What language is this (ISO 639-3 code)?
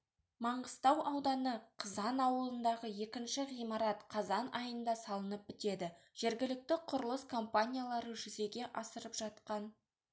kaz